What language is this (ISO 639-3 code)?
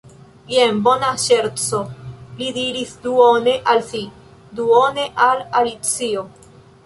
epo